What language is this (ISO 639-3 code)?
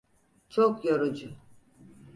tur